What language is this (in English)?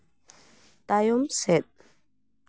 Santali